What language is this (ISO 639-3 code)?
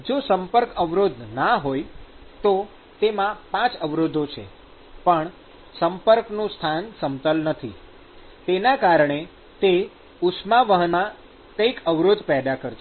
guj